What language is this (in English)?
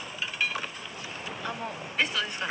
Japanese